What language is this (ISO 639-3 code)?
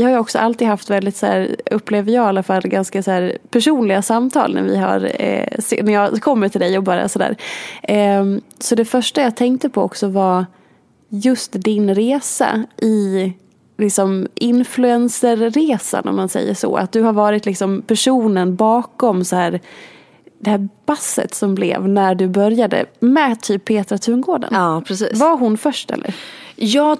swe